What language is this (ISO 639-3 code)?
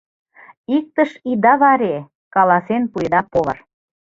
chm